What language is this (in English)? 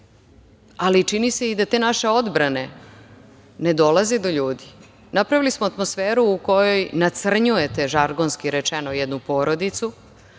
Serbian